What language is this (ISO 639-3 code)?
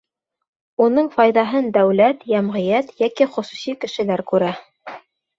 bak